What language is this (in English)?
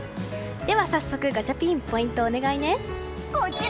Japanese